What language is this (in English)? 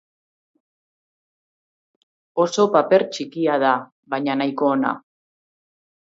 Basque